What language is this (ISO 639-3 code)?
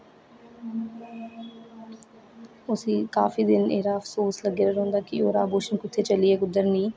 doi